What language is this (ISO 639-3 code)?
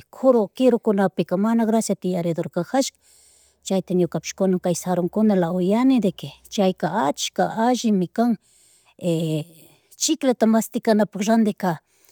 qug